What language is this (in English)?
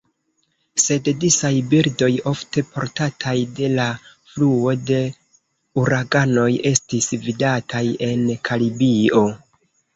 Esperanto